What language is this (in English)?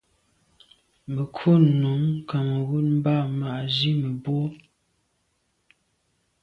Medumba